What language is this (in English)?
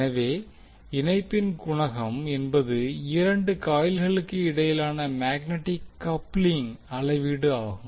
Tamil